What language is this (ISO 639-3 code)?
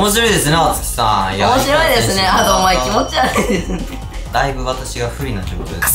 jpn